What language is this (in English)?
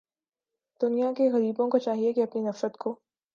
Urdu